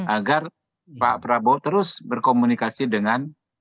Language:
Indonesian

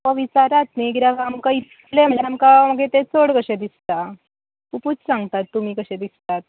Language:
Konkani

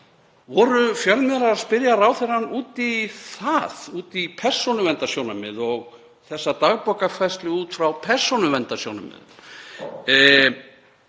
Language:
Icelandic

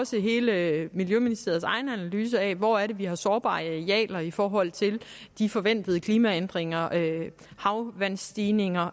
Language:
Danish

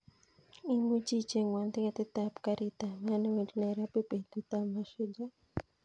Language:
Kalenjin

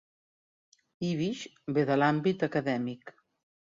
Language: Catalan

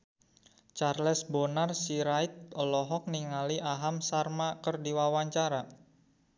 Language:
Sundanese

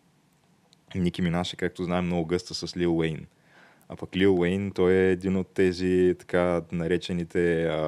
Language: Bulgarian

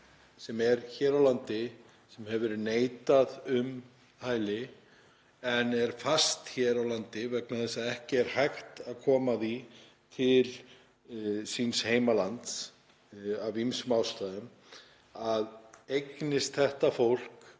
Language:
Icelandic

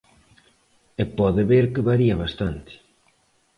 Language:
Galician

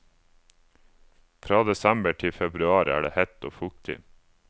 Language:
Norwegian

